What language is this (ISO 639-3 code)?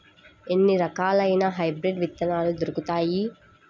tel